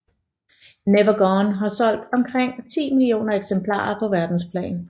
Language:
Danish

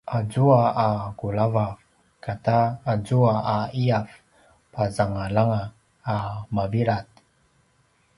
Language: Paiwan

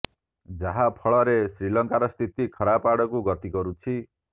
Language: Odia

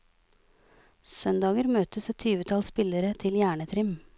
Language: Norwegian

